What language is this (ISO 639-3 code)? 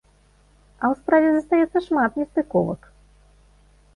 bel